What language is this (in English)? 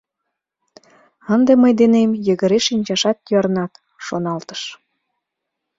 Mari